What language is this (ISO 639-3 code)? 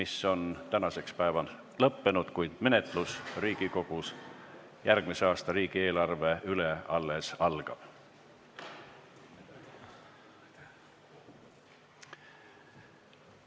est